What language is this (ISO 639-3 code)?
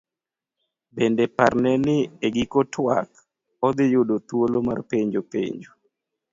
luo